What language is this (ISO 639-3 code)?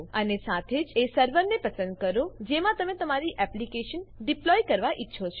guj